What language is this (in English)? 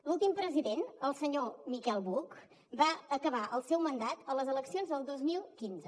Catalan